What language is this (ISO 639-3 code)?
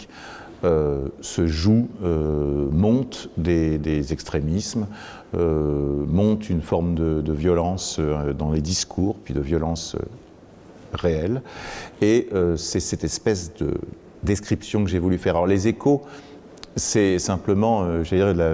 fra